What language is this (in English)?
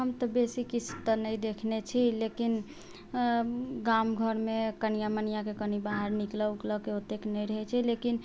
Maithili